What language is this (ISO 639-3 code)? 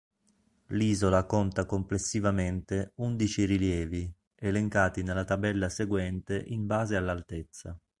ita